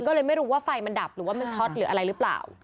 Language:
Thai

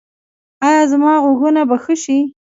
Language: Pashto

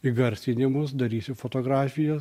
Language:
Lithuanian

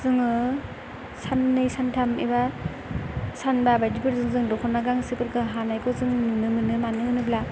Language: Bodo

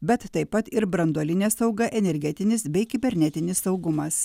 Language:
Lithuanian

